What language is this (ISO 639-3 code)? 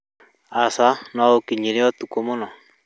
kik